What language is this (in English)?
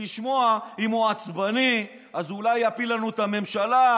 Hebrew